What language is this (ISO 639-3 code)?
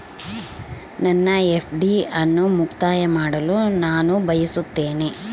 kan